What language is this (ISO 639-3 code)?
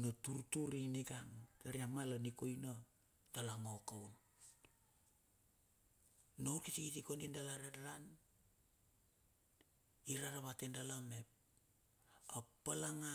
bxf